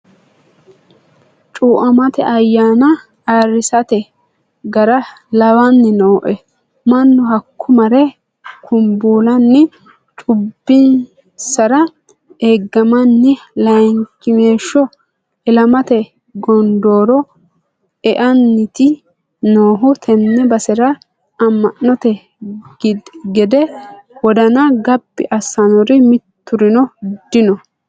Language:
Sidamo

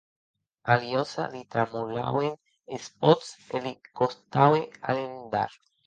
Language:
Occitan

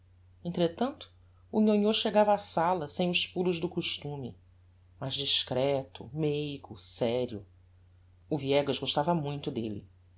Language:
Portuguese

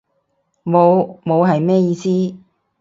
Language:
Cantonese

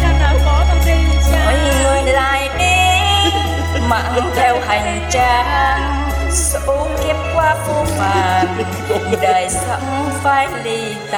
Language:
Vietnamese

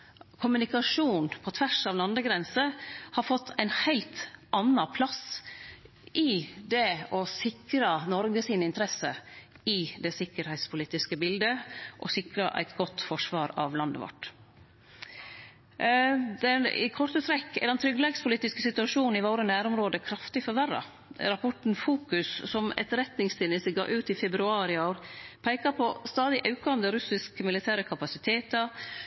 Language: Norwegian Nynorsk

